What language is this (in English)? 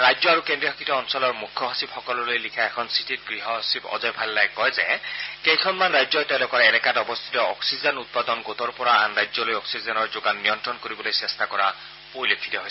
Assamese